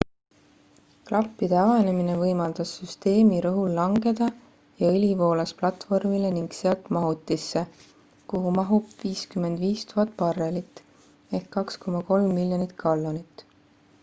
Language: Estonian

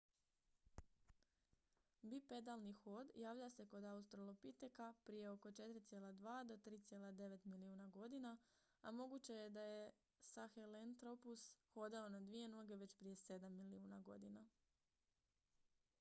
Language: Croatian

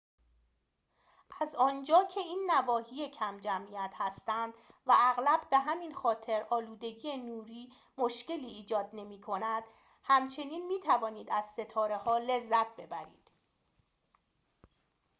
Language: Persian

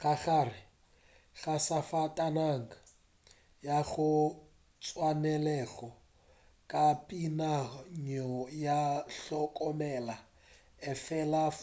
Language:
Northern Sotho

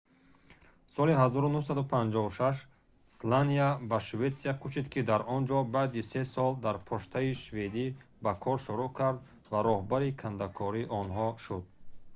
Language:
Tajik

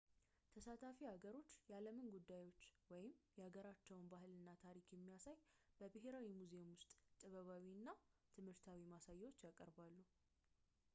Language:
Amharic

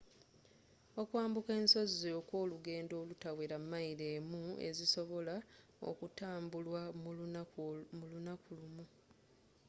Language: Ganda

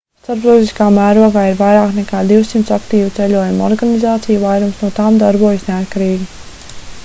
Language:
Latvian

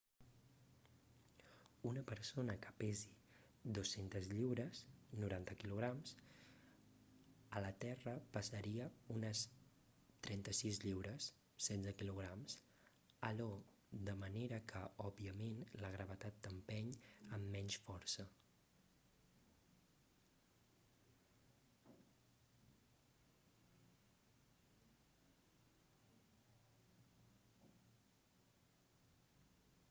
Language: Catalan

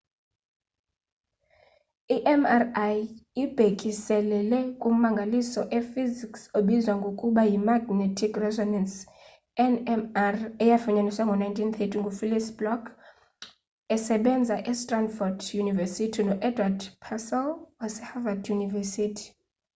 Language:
Xhosa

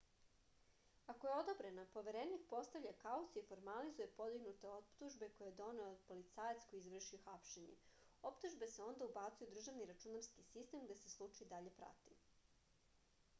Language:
Serbian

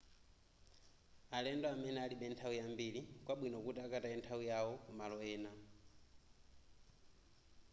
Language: Nyanja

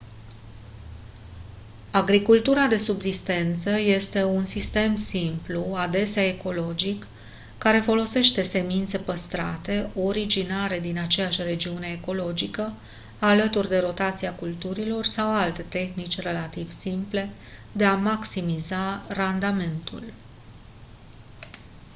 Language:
Romanian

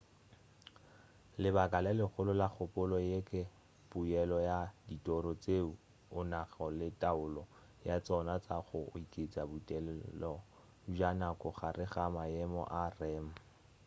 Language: Northern Sotho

